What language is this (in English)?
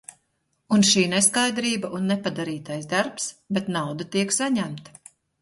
Latvian